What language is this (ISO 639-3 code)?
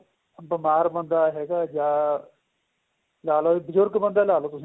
pan